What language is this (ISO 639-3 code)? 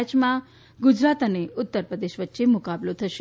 guj